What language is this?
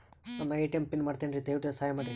Kannada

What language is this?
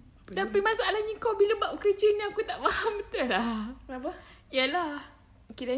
Malay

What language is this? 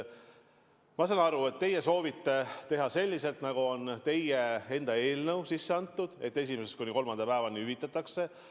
Estonian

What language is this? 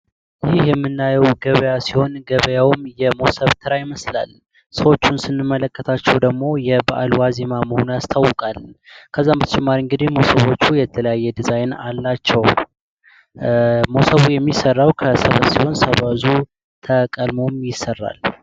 Amharic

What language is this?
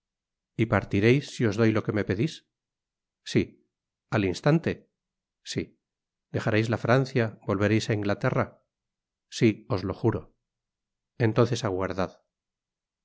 Spanish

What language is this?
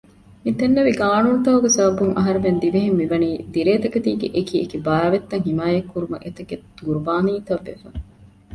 Divehi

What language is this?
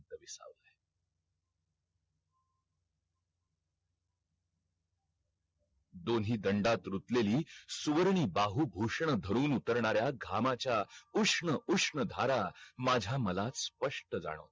Marathi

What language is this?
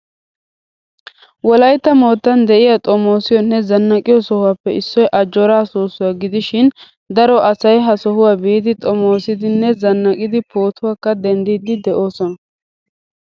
Wolaytta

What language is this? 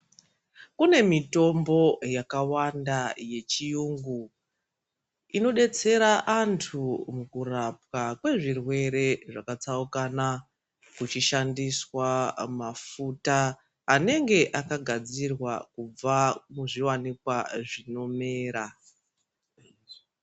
Ndau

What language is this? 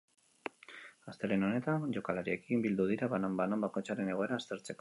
Basque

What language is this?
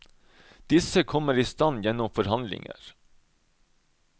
Norwegian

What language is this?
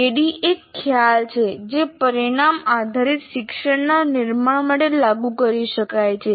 Gujarati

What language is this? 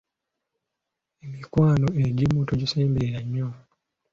Ganda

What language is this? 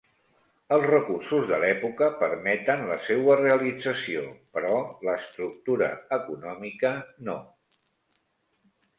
Catalan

